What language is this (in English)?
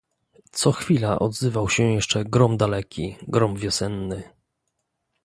Polish